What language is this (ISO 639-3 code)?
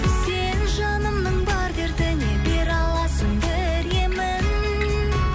kaz